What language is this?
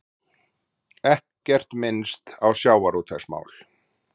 Icelandic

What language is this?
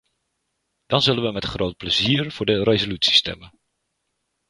Dutch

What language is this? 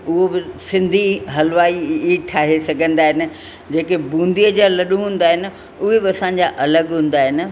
Sindhi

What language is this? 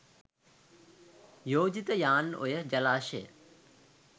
Sinhala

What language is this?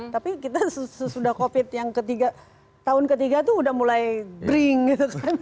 Indonesian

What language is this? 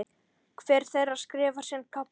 Icelandic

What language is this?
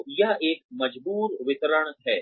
Hindi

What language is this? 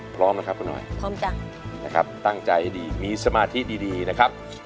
Thai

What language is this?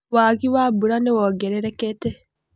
Kikuyu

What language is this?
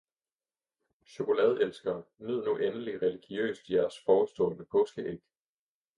Danish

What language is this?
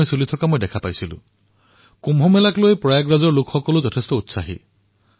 Assamese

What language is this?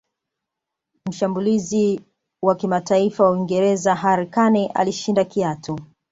Swahili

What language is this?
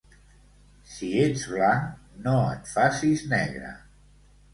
Catalan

